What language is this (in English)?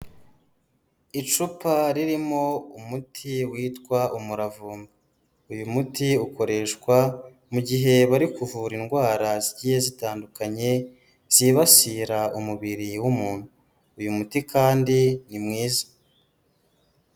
Kinyarwanda